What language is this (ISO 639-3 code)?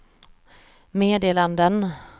swe